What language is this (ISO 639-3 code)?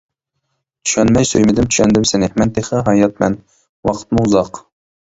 uig